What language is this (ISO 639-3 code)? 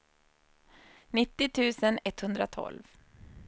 swe